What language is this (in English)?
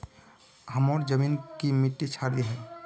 Magahi